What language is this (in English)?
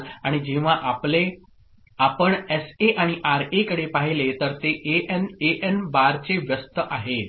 Marathi